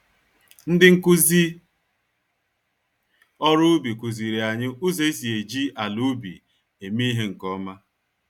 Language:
Igbo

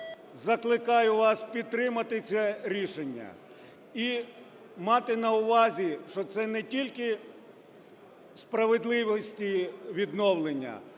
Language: Ukrainian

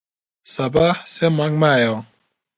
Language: Central Kurdish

